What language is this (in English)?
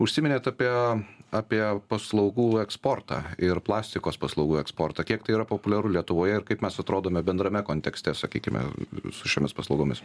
Lithuanian